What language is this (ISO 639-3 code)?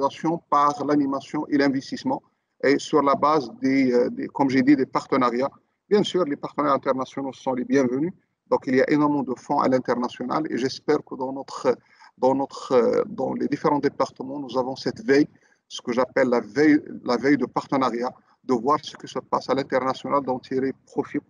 fra